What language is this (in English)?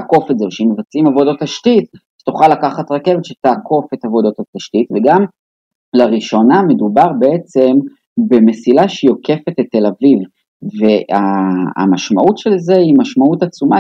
Hebrew